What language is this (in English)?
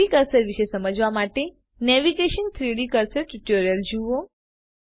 Gujarati